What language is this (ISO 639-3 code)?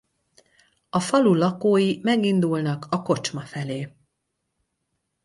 hun